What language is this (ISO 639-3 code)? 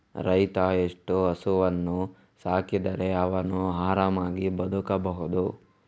kan